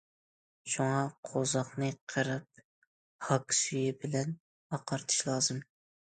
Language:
Uyghur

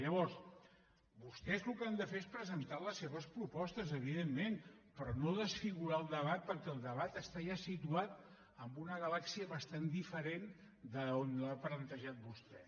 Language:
Catalan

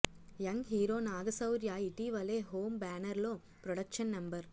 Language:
Telugu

